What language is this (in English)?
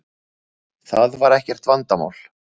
Icelandic